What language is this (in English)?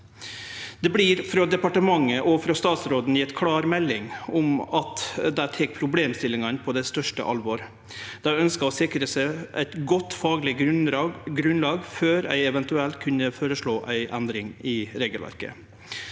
Norwegian